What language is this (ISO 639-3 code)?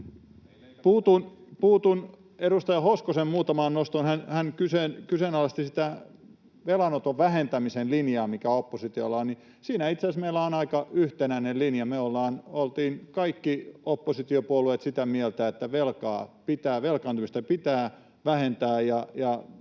fin